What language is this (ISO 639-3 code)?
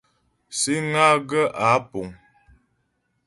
bbj